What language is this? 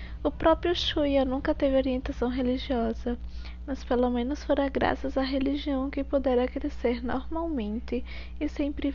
Portuguese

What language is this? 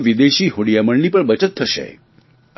Gujarati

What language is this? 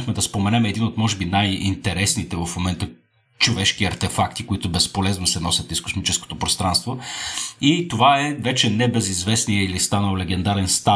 Bulgarian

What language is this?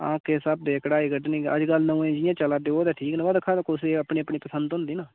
Dogri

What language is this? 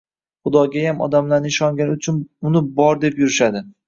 Uzbek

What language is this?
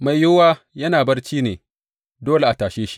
Hausa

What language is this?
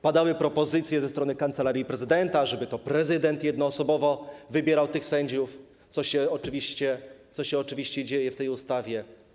Polish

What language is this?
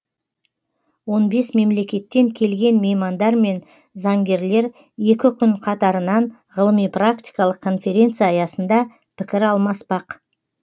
Kazakh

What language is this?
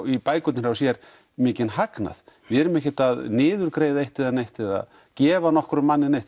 Icelandic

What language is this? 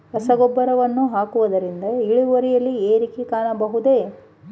Kannada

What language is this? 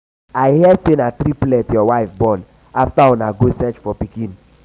Nigerian Pidgin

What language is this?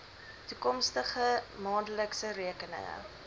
Afrikaans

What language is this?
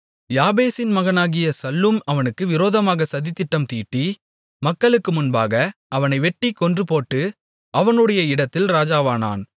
Tamil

